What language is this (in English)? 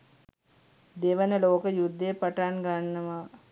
Sinhala